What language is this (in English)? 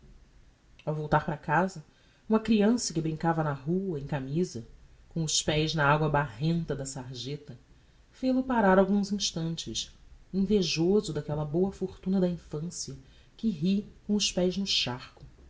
Portuguese